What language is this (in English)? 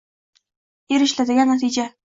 Uzbek